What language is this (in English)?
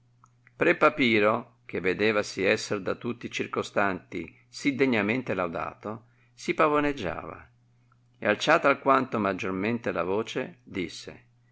Italian